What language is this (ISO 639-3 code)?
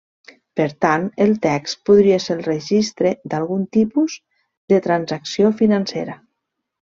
cat